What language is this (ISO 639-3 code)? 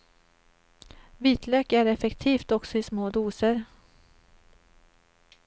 swe